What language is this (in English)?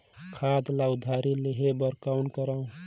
Chhattisgarhi